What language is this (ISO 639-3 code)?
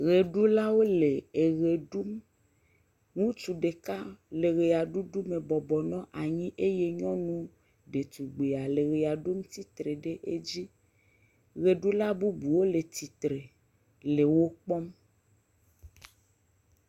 ewe